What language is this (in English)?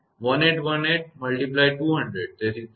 Gujarati